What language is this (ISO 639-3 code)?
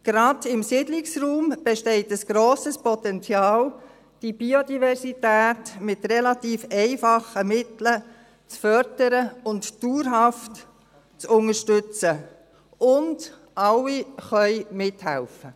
gsw